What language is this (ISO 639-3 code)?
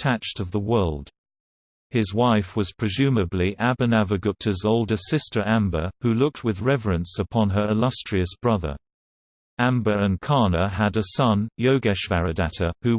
eng